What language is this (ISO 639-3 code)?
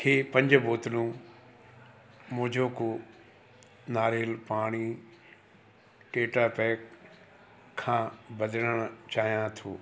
snd